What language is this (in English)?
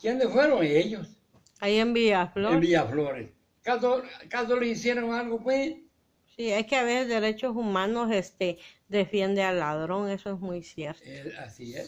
Spanish